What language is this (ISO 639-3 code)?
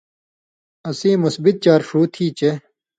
mvy